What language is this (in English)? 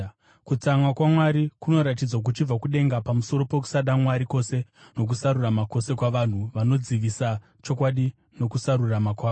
Shona